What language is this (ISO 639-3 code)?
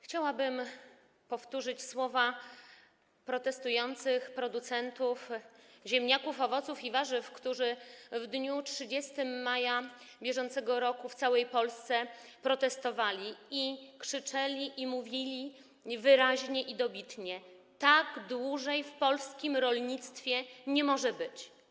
pol